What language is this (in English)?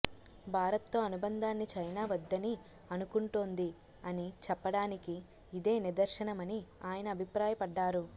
Telugu